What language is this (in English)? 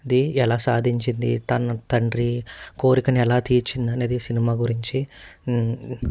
Telugu